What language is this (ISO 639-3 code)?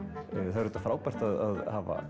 isl